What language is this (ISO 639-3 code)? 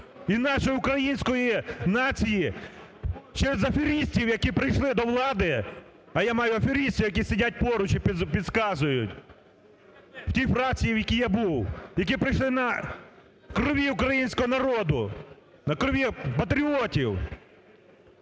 ukr